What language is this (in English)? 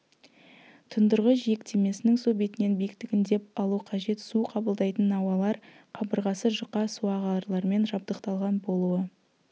Kazakh